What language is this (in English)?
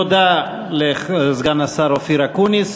Hebrew